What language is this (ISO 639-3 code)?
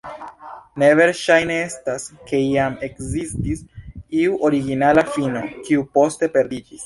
epo